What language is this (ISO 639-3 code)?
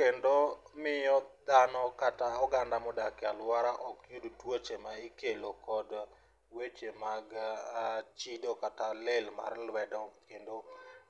luo